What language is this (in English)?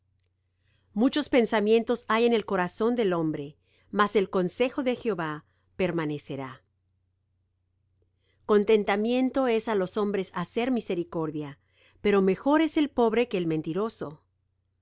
Spanish